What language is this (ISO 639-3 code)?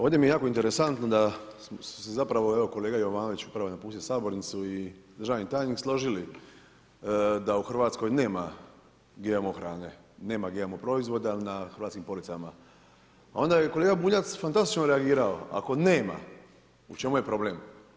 hrv